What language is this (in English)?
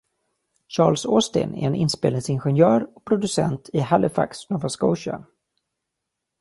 Swedish